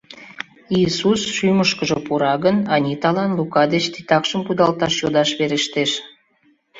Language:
Mari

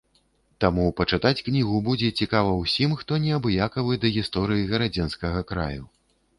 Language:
Belarusian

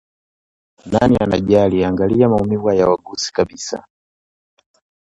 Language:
Swahili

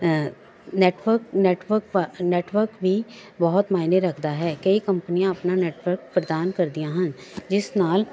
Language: Punjabi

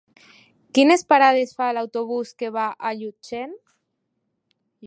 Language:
Catalan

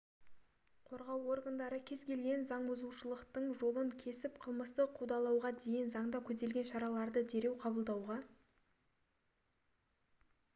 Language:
Kazakh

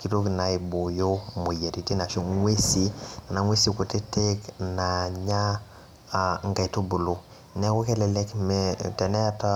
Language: Masai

